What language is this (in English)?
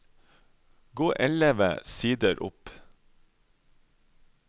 Norwegian